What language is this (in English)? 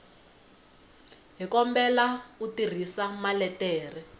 Tsonga